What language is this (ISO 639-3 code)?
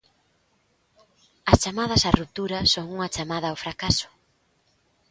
glg